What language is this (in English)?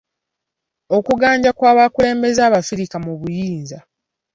Ganda